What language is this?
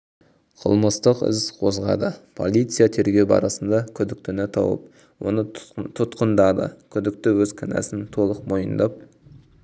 Kazakh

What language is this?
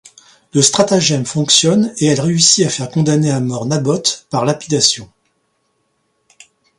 French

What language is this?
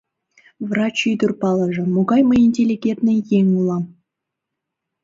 Mari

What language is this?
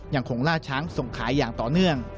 Thai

